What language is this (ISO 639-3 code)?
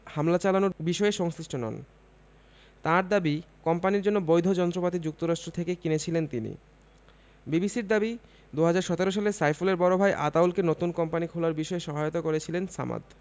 ben